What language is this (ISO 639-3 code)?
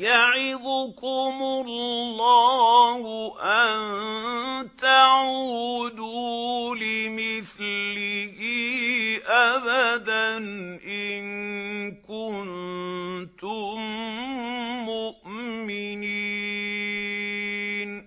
ara